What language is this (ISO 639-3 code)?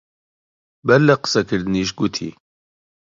ckb